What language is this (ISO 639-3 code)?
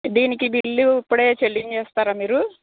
tel